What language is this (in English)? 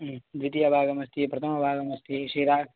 Sanskrit